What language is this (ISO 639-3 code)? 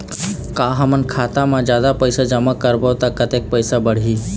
hne